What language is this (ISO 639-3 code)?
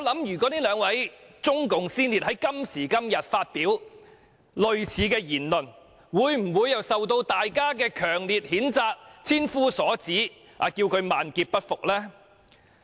yue